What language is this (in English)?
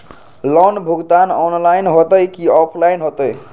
Magahi